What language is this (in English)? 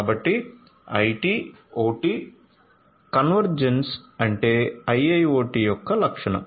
Telugu